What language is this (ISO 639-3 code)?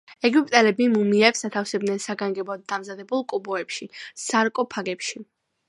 kat